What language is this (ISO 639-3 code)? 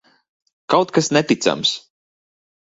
lav